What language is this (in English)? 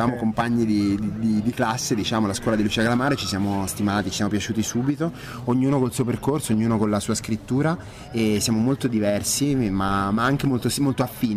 Italian